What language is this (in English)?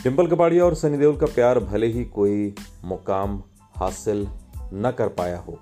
Hindi